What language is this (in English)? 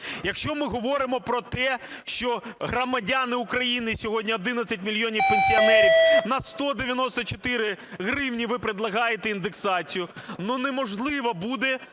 Ukrainian